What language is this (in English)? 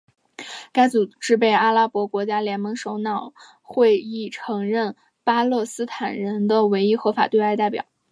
Chinese